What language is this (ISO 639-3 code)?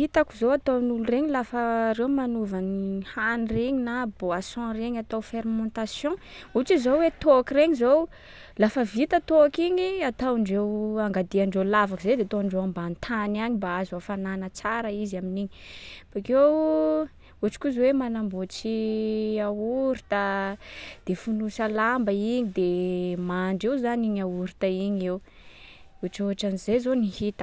skg